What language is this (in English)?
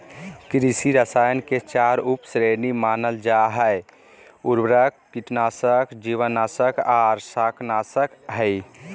Magahi